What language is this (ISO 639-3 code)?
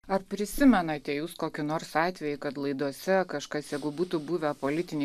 lit